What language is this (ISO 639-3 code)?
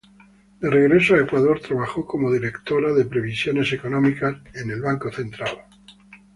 spa